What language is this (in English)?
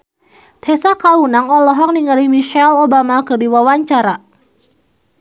Sundanese